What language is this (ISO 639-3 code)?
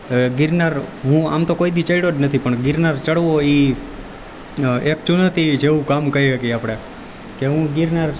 guj